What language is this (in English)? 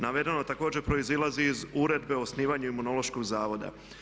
Croatian